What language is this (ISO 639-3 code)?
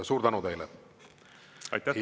est